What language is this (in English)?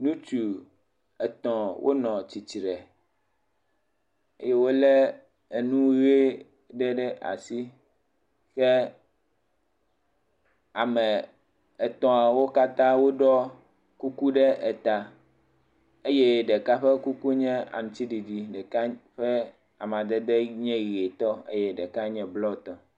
Ewe